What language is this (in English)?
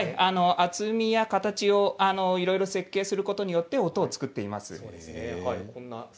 Japanese